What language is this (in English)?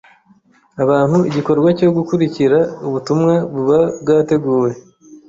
Kinyarwanda